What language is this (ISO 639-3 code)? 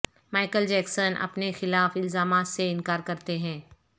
urd